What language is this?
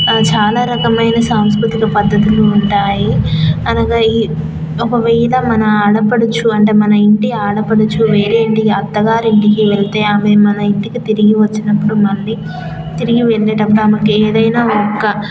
Telugu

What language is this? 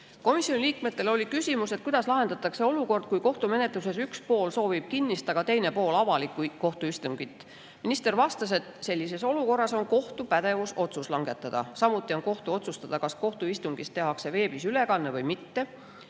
Estonian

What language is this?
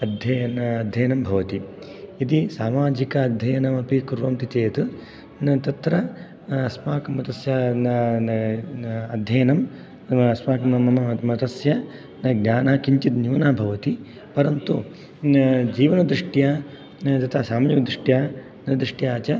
Sanskrit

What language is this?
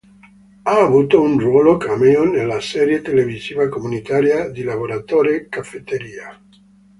Italian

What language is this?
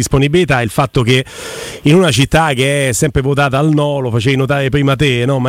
Italian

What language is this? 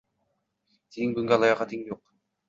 Uzbek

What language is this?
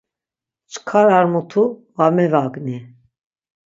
Laz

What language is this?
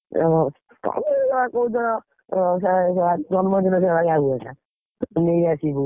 Odia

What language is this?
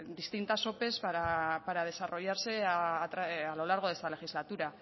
Spanish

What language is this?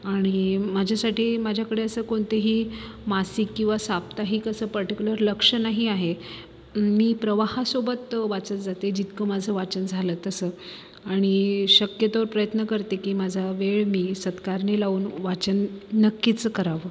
Marathi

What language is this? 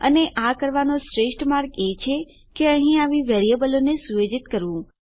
Gujarati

